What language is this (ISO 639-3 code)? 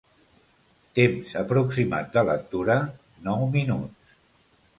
cat